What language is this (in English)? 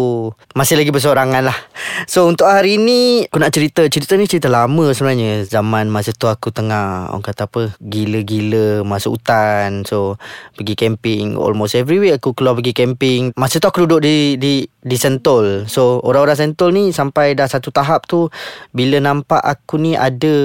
Malay